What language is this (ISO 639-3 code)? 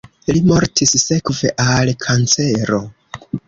epo